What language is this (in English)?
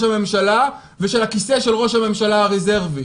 Hebrew